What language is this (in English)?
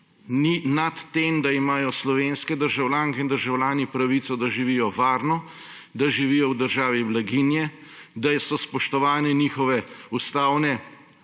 Slovenian